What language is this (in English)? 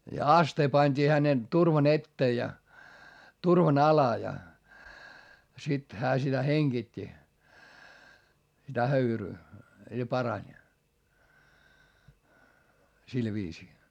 Finnish